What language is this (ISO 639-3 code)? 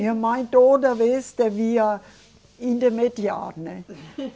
por